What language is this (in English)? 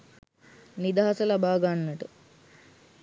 Sinhala